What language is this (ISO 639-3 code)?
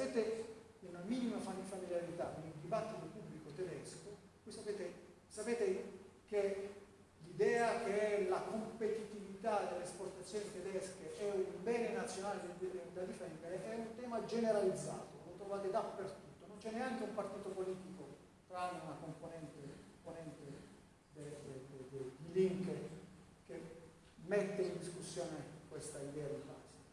ita